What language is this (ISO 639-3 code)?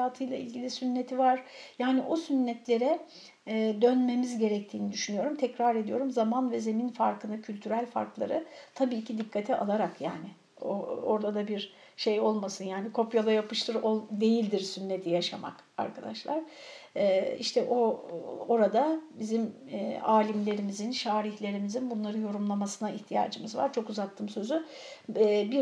tur